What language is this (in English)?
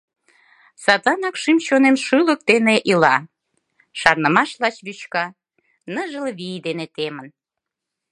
Mari